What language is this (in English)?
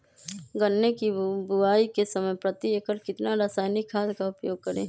Magahi